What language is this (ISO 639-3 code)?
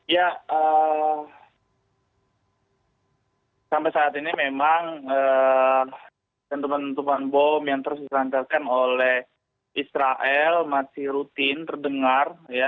ind